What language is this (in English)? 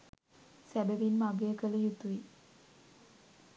Sinhala